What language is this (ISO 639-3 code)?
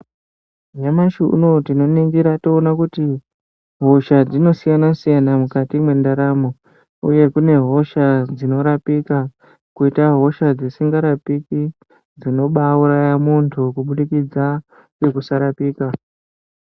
ndc